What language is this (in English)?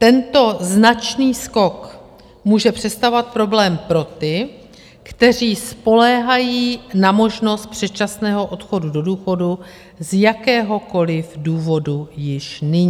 Czech